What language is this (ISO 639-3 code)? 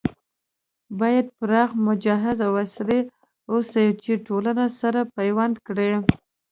pus